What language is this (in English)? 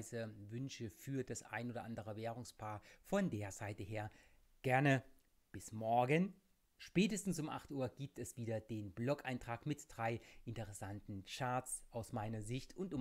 German